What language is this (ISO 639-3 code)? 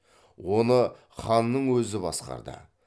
kaz